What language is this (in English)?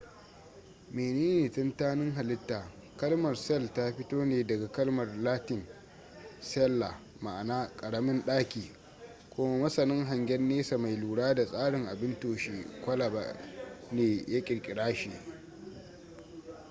Hausa